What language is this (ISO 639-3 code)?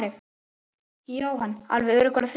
isl